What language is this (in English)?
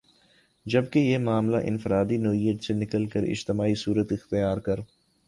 Urdu